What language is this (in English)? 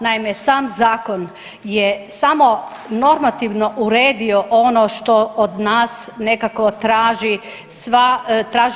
Croatian